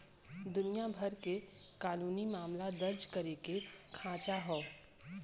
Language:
Bhojpuri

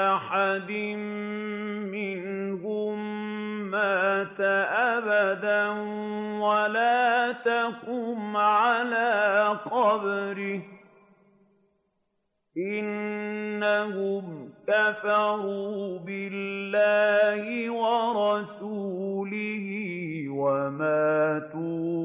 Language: Arabic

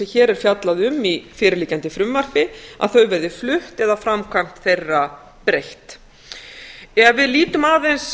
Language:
Icelandic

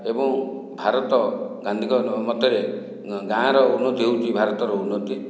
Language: Odia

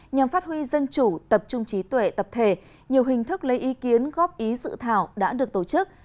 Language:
Vietnamese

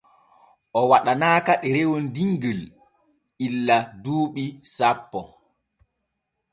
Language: Borgu Fulfulde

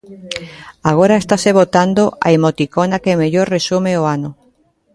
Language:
Galician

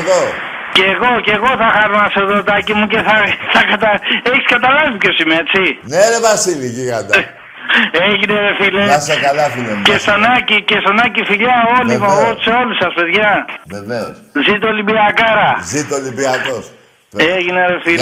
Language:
Greek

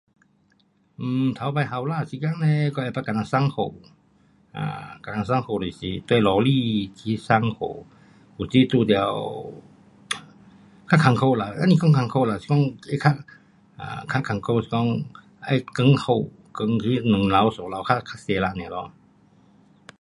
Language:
Pu-Xian Chinese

